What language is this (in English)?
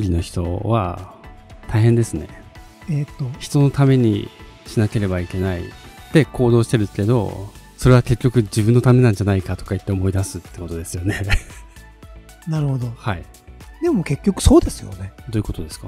Japanese